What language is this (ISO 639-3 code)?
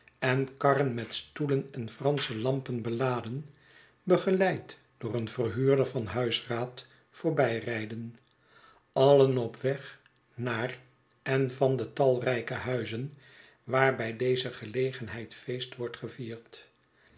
nld